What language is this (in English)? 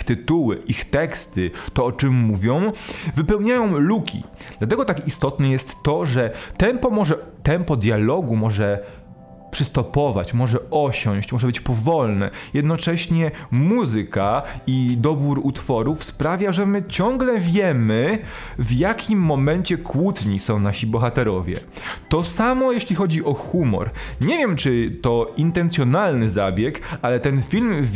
Polish